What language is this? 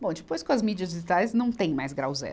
Portuguese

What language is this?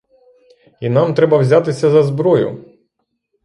Ukrainian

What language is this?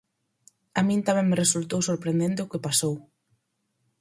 Galician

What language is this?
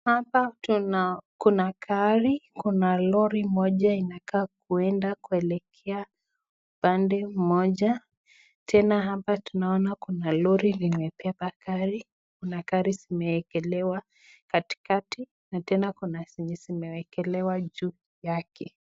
Swahili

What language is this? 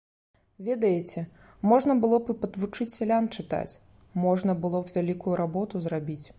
Belarusian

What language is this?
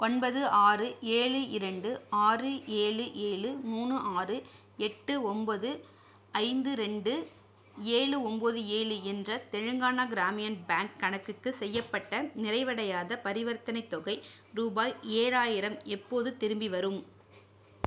Tamil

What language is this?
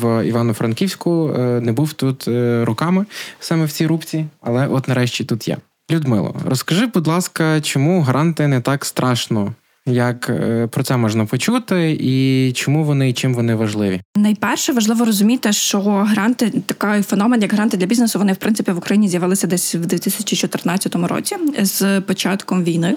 Ukrainian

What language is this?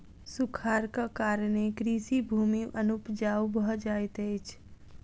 Maithili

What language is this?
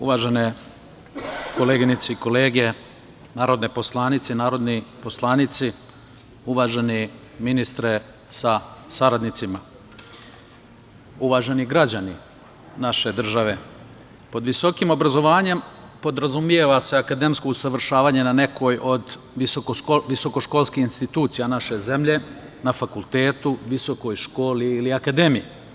Serbian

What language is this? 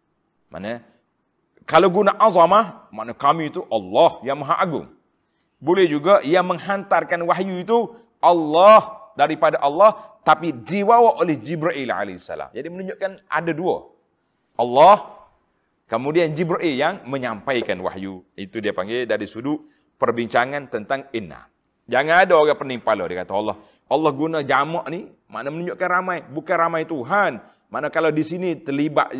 Malay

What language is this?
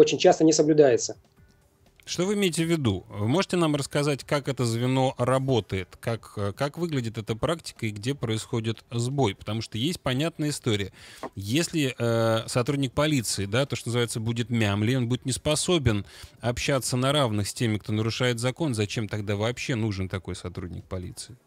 Russian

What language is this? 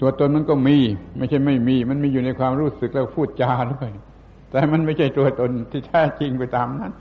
Thai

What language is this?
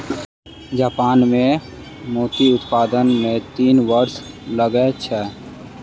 Maithili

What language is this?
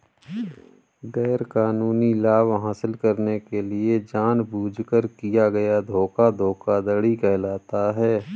Hindi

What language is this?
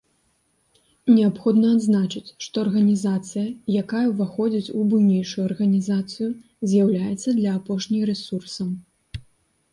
Belarusian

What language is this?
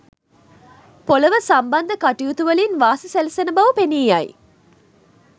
Sinhala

